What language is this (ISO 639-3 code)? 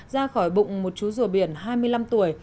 vie